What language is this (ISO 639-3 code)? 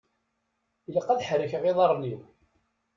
kab